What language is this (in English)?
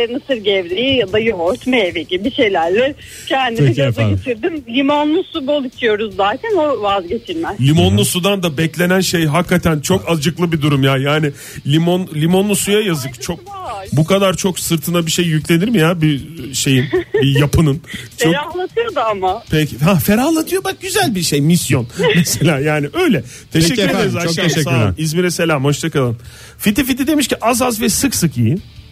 Turkish